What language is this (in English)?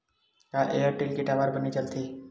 Chhattisgarhi